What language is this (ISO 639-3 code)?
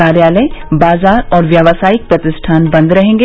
hin